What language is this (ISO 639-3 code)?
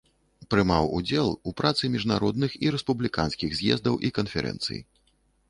bel